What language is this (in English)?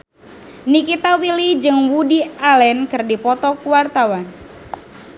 Sundanese